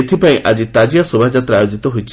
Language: Odia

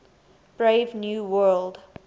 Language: English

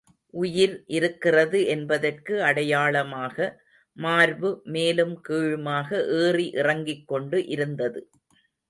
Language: Tamil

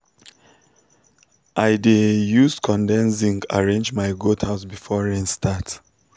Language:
Nigerian Pidgin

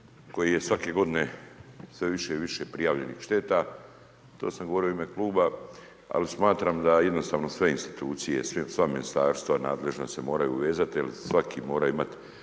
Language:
Croatian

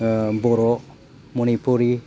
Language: Bodo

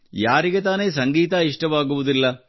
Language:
Kannada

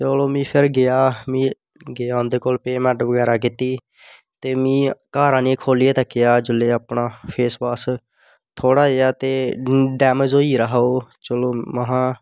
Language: Dogri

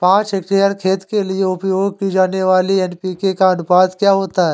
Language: Hindi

